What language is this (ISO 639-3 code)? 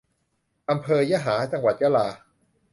tha